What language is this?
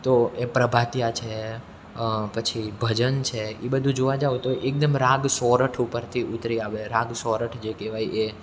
Gujarati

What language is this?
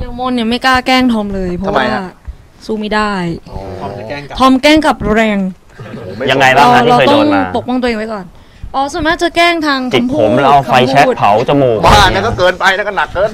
Thai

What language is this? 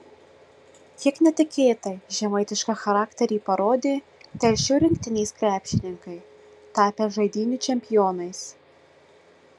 Lithuanian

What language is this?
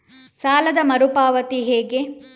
Kannada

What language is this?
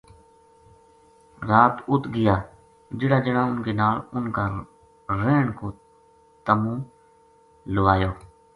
Gujari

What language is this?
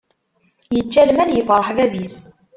Kabyle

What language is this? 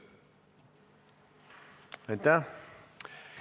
Estonian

